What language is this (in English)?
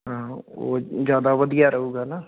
Punjabi